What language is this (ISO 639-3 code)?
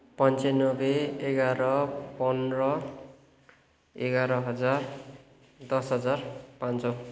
nep